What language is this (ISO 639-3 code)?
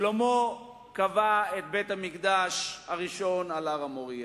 heb